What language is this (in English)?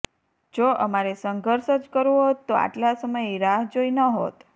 Gujarati